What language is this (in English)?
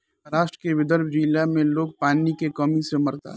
Bhojpuri